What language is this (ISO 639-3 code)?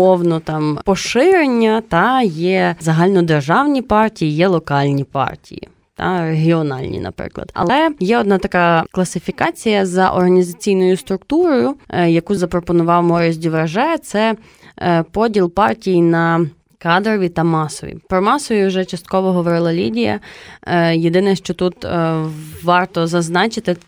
ukr